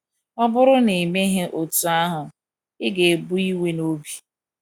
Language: Igbo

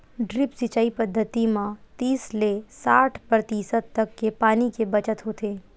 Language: Chhattisgarhi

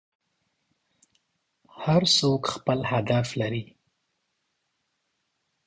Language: Pashto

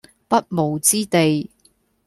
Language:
Cantonese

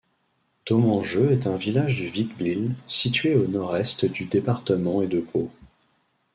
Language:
French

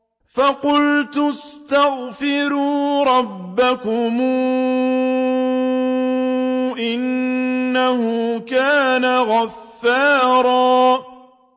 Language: Arabic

